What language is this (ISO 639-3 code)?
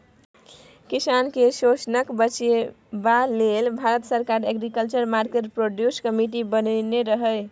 mai